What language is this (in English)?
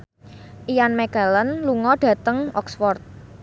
Javanese